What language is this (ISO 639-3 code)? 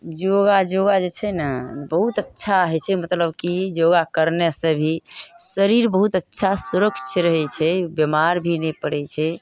mai